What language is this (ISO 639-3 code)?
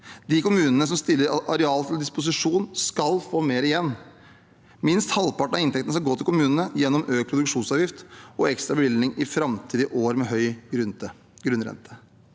nor